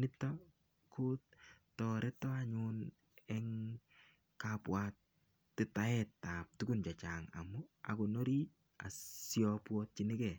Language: Kalenjin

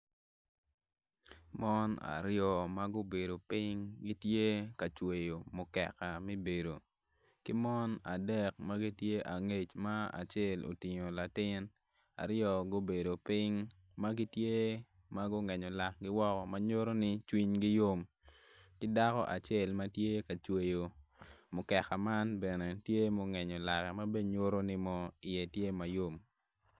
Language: Acoli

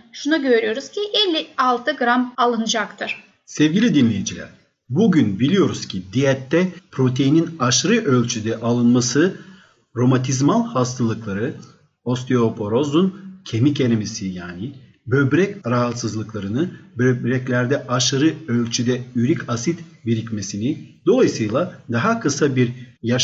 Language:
Turkish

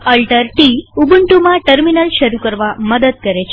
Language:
Gujarati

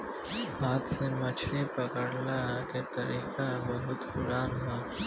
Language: Bhojpuri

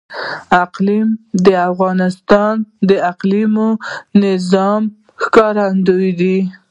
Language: Pashto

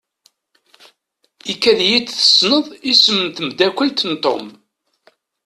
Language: Kabyle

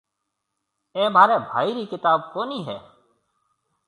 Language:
Marwari (Pakistan)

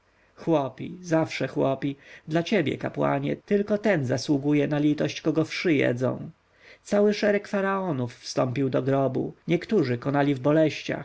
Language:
Polish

